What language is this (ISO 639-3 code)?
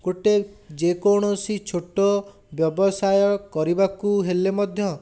ori